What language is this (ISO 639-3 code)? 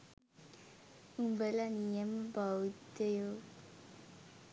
sin